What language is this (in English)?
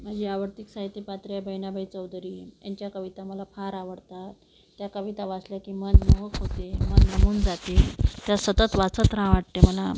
Marathi